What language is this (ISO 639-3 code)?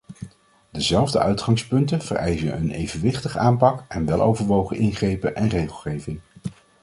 nld